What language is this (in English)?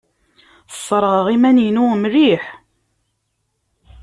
Kabyle